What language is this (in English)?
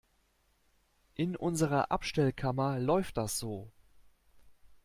German